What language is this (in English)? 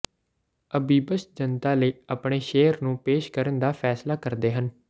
Punjabi